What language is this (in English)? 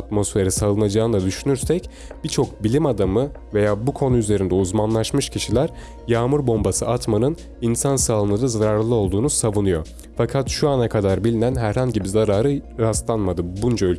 Turkish